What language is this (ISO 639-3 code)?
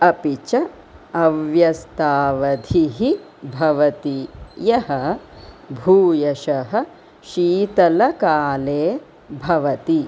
san